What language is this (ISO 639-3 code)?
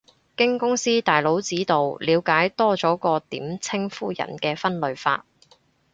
yue